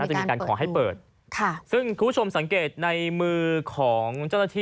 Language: Thai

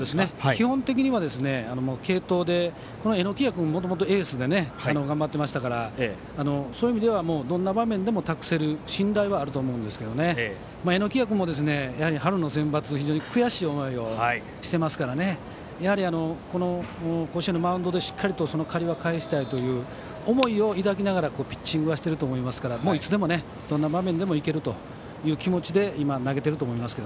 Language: Japanese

